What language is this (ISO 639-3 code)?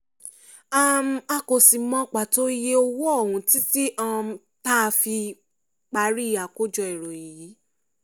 yor